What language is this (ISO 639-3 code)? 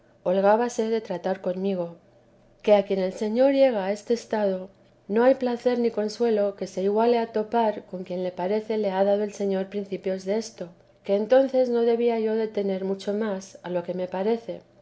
spa